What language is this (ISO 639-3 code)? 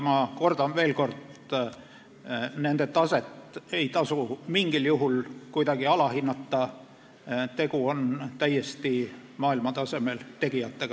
est